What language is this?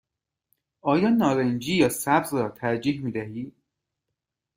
Persian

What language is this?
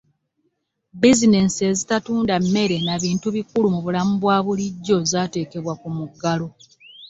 Ganda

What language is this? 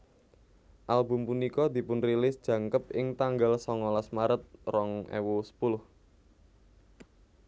Javanese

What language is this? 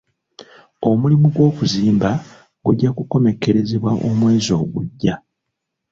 Ganda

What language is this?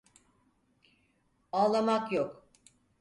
Turkish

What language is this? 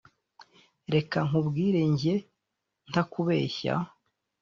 Kinyarwanda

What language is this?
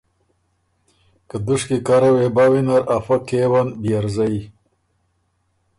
Ormuri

